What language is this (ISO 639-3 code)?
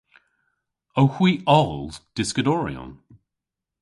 cor